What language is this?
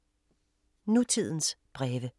Danish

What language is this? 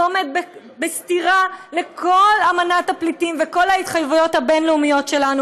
Hebrew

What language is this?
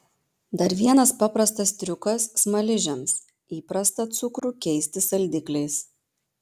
Lithuanian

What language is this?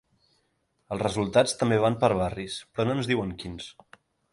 Catalan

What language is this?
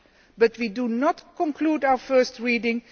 English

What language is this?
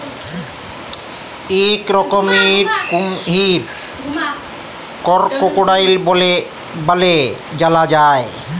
Bangla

